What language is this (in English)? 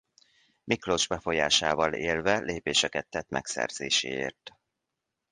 Hungarian